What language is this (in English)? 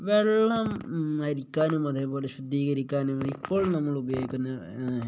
Malayalam